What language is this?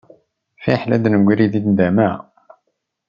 Kabyle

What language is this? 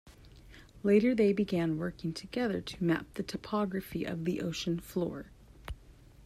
English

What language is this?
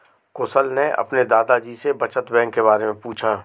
Hindi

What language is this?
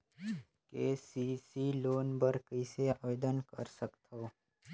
Chhattisgarhi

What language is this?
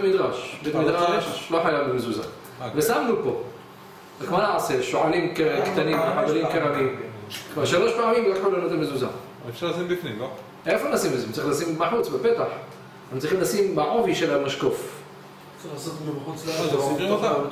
Hebrew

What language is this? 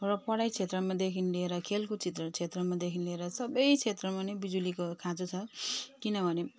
Nepali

